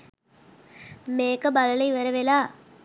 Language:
Sinhala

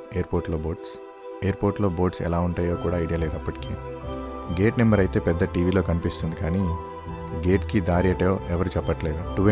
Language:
Telugu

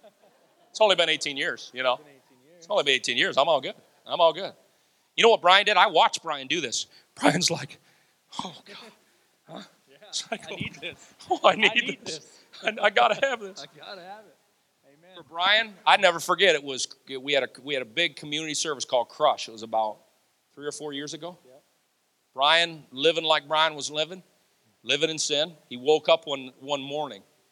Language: English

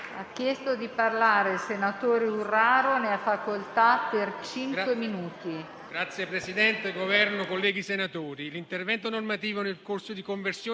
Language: Italian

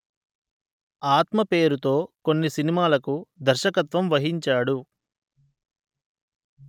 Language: Telugu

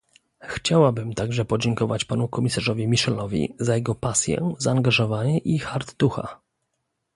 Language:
Polish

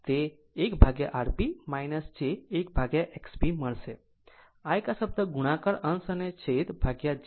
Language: Gujarati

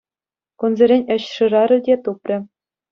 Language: Chuvash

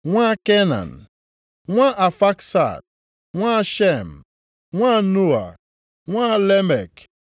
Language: Igbo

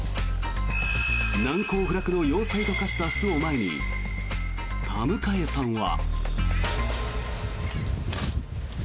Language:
Japanese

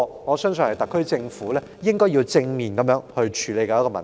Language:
Cantonese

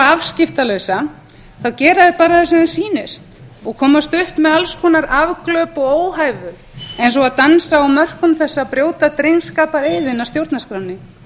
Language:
Icelandic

